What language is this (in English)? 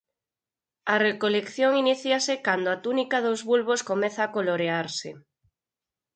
Galician